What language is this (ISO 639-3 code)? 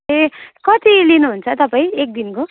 nep